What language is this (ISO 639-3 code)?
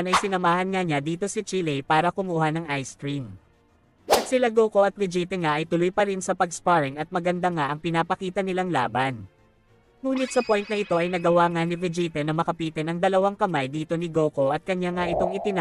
fil